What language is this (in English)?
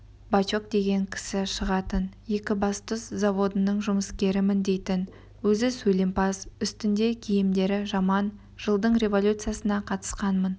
Kazakh